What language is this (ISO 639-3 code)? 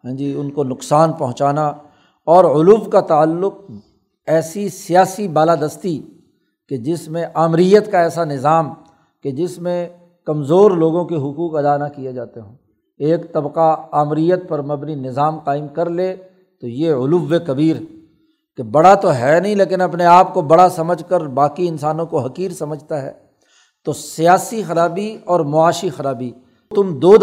urd